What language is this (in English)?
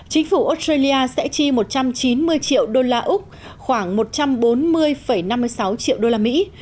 Vietnamese